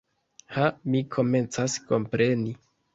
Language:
Esperanto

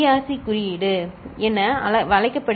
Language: Tamil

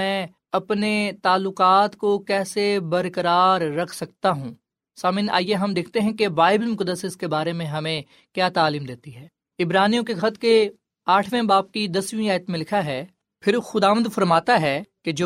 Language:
Urdu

